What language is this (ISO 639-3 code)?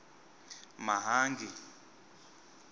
tso